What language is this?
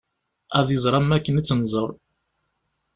Kabyle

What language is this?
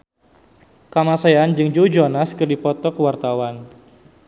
Sundanese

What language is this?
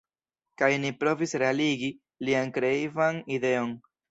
Esperanto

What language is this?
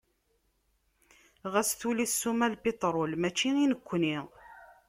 Kabyle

